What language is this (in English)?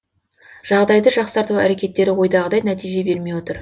Kazakh